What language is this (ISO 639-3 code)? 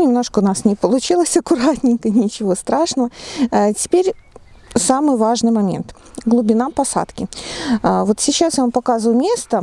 rus